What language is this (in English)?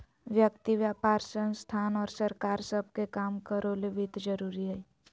Magahi